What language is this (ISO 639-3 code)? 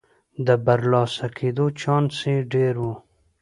pus